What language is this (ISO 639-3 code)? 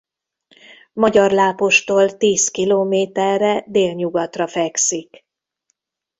hun